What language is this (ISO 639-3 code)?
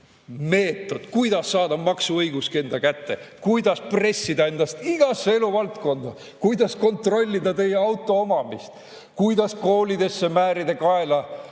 est